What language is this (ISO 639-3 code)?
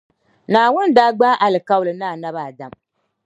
dag